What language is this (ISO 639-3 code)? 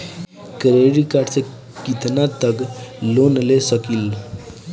bho